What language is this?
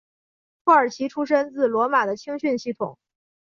Chinese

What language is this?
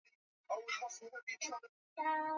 Swahili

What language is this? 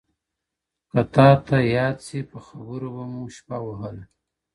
Pashto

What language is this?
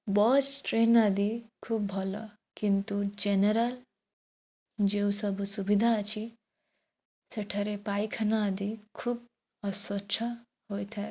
Odia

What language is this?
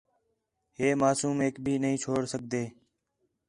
Khetrani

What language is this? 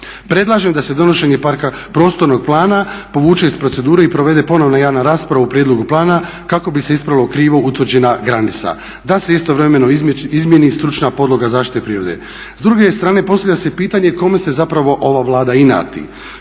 Croatian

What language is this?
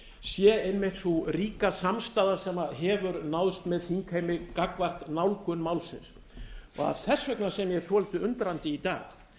Icelandic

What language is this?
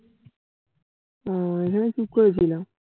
Bangla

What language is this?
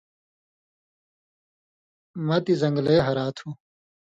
Indus Kohistani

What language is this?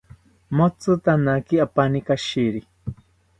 South Ucayali Ashéninka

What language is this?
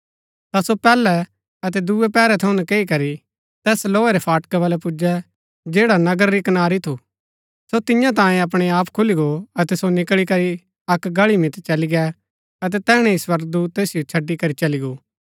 Gaddi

